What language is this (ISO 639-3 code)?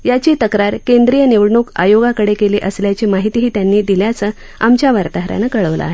mar